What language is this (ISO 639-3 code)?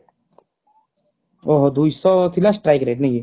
ori